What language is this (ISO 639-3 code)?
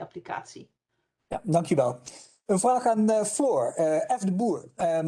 nld